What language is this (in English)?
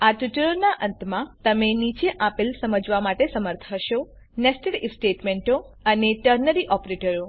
Gujarati